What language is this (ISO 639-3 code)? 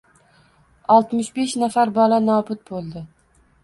uzb